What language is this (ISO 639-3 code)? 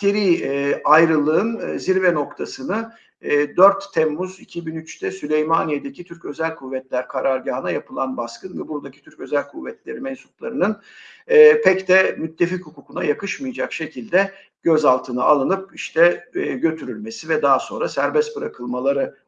tur